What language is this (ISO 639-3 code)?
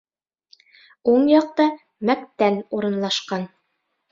bak